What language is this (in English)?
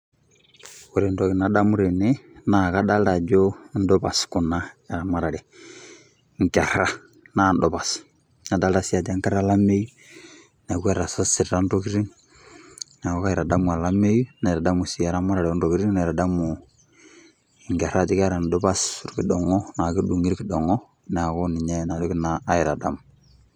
Masai